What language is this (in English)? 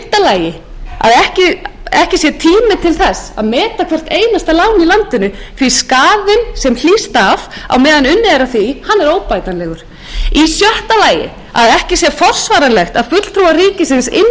Icelandic